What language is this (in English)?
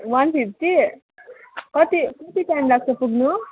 Nepali